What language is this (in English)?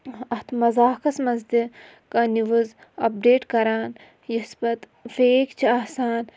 Kashmiri